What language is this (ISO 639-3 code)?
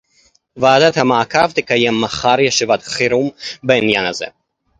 heb